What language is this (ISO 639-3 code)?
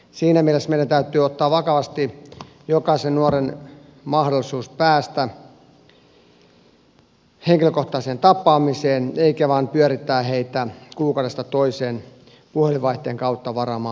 fin